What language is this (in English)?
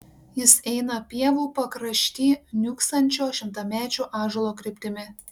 Lithuanian